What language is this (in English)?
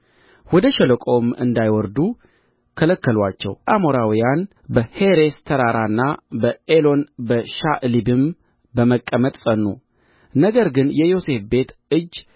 Amharic